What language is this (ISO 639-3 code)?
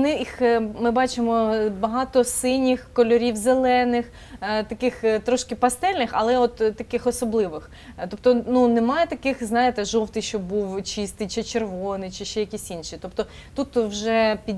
ukr